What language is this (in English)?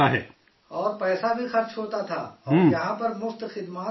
Urdu